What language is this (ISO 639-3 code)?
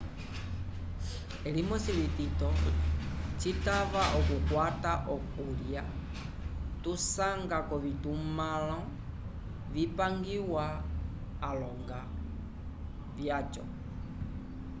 umb